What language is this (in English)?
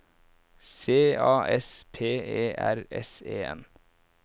Norwegian